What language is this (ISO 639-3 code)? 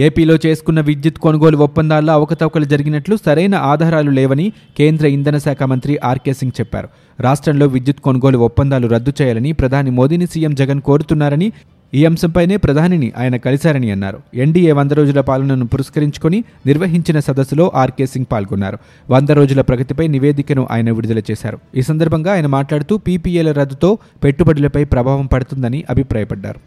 tel